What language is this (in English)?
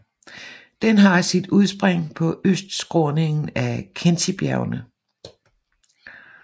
Danish